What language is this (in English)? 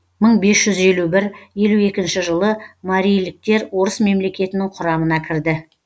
Kazakh